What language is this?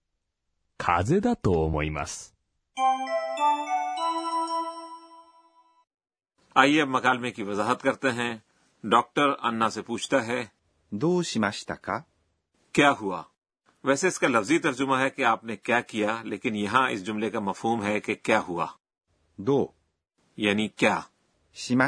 Urdu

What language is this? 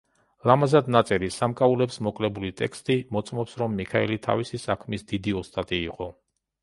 Georgian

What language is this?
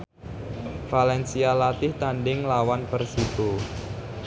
Javanese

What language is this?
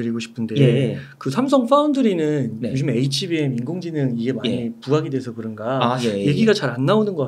Korean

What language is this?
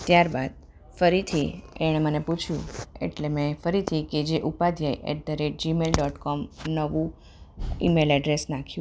Gujarati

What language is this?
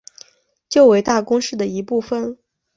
Chinese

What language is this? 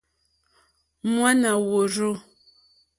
Mokpwe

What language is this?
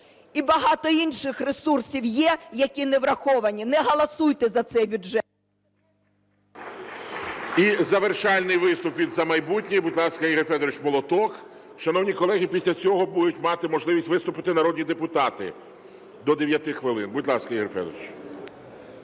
Ukrainian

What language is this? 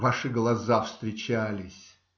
Russian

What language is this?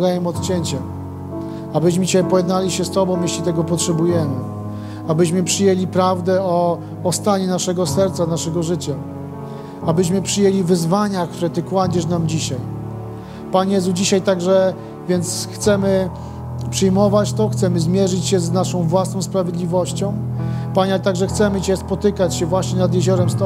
Polish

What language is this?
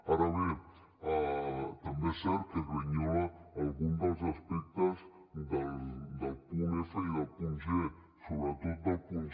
Catalan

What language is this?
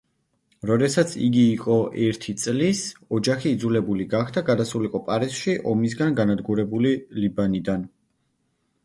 Georgian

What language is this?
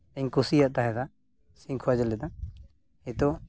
Santali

